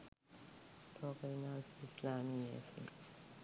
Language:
Sinhala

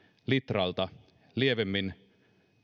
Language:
Finnish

